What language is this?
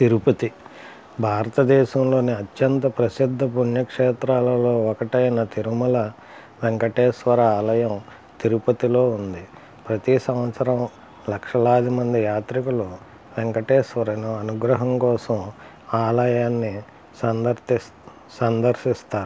Telugu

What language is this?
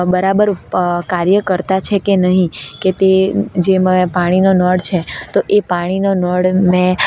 Gujarati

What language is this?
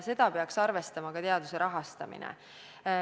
Estonian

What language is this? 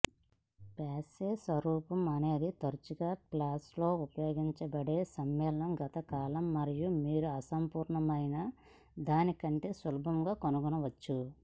Telugu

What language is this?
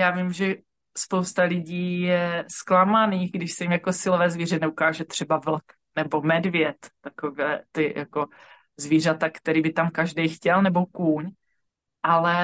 Czech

